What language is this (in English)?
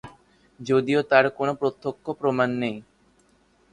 Bangla